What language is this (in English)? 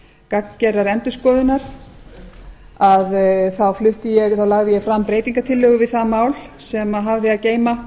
Icelandic